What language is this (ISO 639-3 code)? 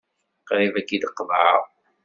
kab